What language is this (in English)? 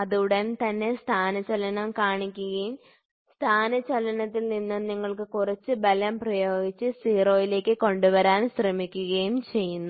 Malayalam